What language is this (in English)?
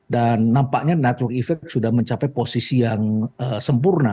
Indonesian